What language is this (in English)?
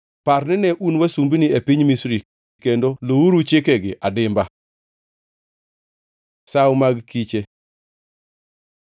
Luo (Kenya and Tanzania)